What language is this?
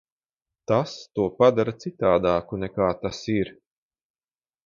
Latvian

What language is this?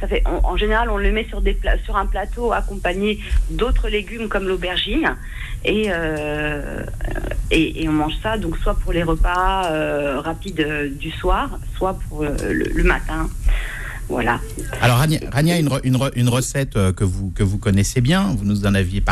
French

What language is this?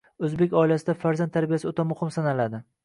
Uzbek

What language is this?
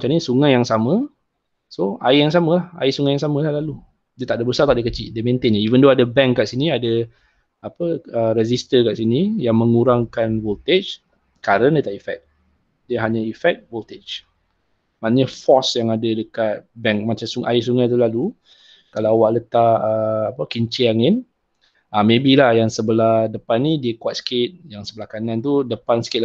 Malay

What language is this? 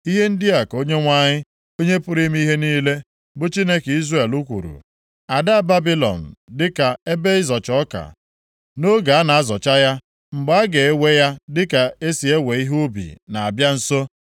Igbo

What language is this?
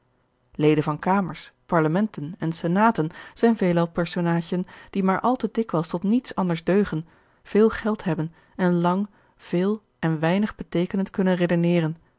Dutch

